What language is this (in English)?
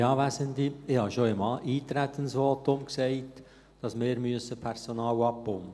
Swiss German